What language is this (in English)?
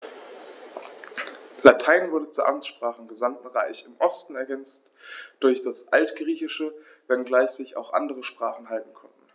German